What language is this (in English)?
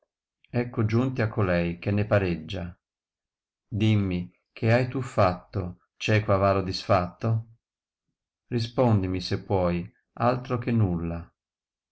Italian